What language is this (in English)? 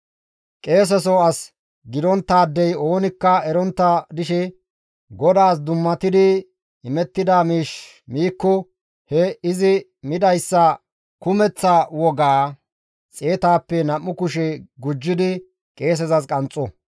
Gamo